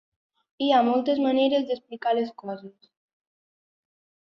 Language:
Catalan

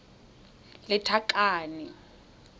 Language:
Tswana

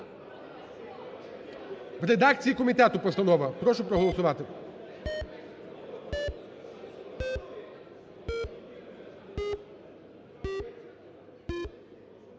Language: Ukrainian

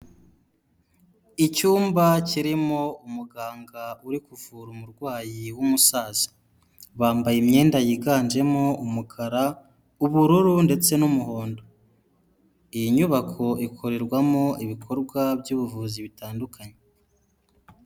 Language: Kinyarwanda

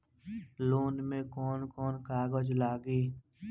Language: Bhojpuri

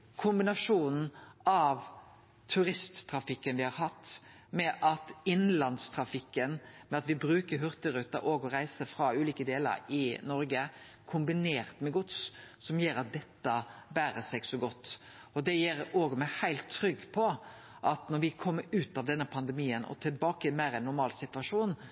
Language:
Norwegian Nynorsk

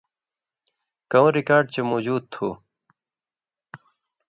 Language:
Indus Kohistani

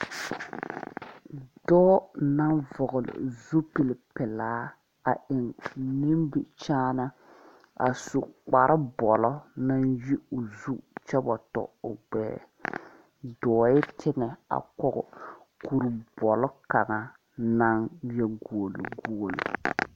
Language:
Southern Dagaare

